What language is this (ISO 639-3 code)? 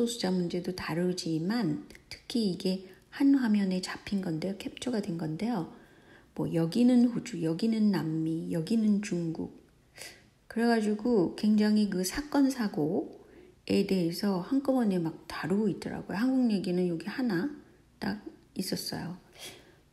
kor